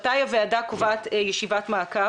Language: Hebrew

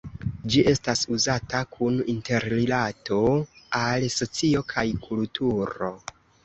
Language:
Esperanto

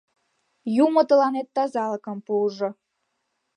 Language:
Mari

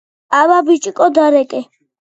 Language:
Georgian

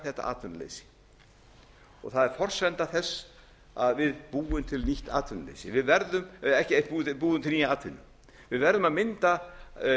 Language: Icelandic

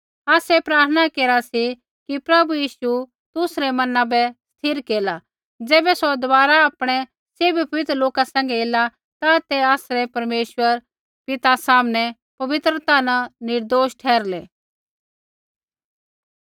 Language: Kullu Pahari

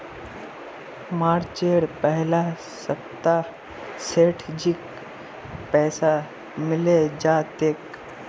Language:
Magahi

